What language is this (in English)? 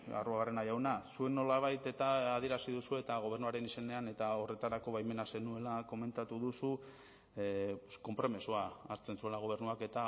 Basque